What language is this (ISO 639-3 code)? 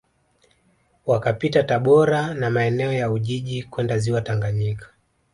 swa